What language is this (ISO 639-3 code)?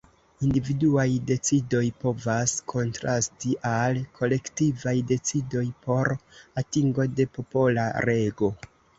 epo